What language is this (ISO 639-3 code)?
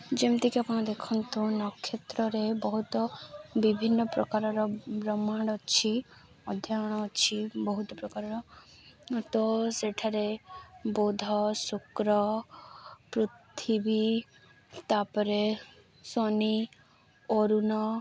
ori